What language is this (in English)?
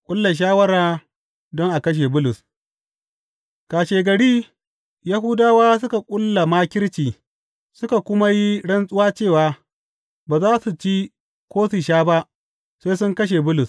Hausa